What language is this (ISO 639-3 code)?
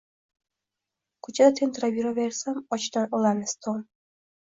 uzb